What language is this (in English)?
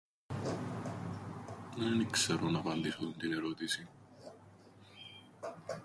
Greek